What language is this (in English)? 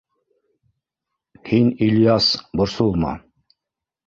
Bashkir